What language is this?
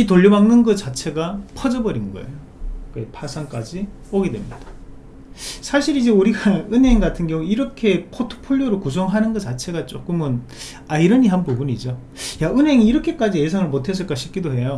Korean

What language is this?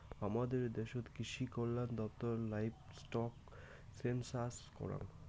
Bangla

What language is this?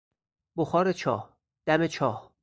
Persian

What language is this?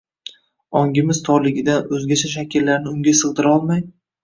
Uzbek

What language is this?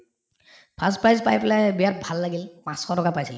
Assamese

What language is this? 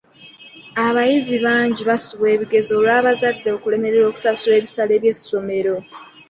Ganda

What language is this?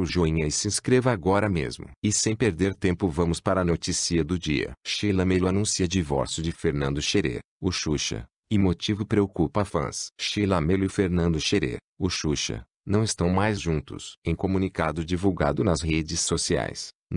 Portuguese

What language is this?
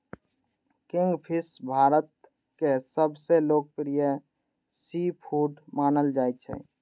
Maithili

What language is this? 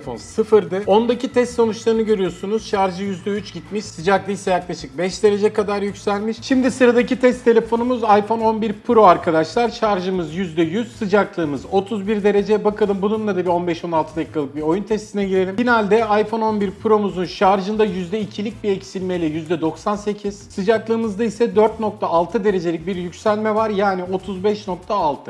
Turkish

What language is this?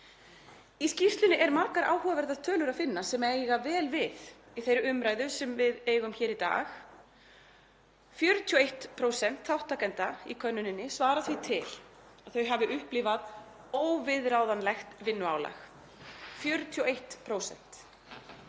Icelandic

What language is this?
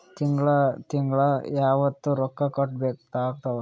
Kannada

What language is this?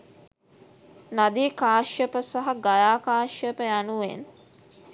Sinhala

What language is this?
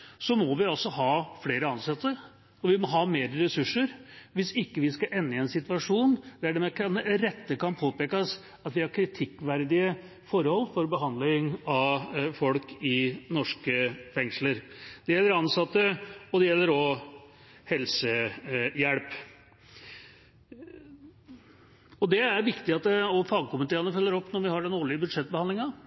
Norwegian Bokmål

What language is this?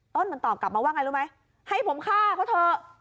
Thai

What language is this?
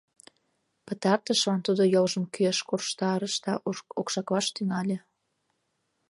Mari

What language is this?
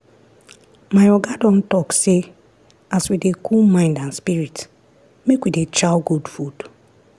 Nigerian Pidgin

